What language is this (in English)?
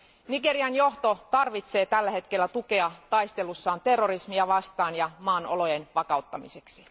Finnish